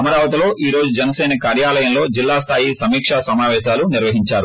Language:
Telugu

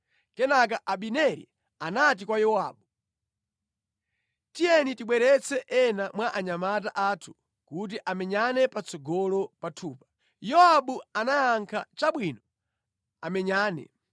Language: Nyanja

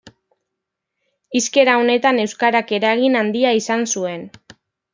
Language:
Basque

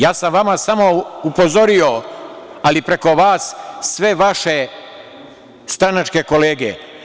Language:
Serbian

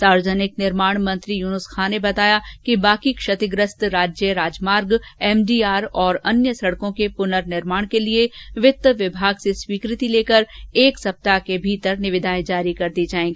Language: Hindi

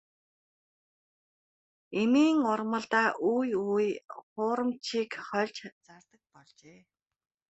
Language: Mongolian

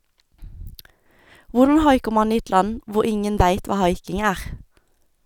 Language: Norwegian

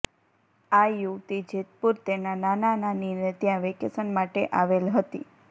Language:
Gujarati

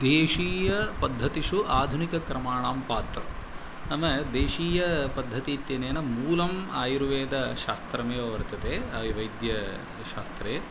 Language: Sanskrit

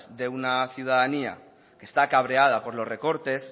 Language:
Spanish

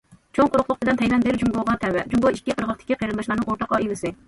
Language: Uyghur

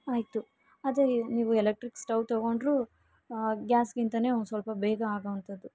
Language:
Kannada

